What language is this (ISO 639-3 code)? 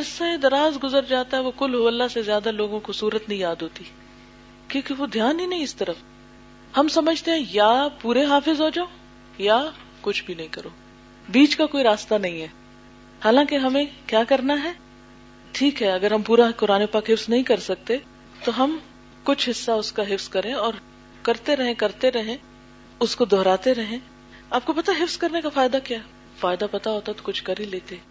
urd